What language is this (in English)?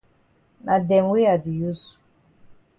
Cameroon Pidgin